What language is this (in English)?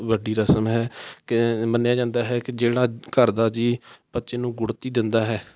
Punjabi